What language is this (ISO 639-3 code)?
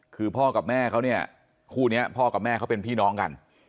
tha